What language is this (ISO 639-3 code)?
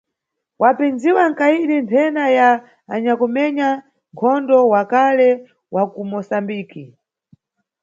nyu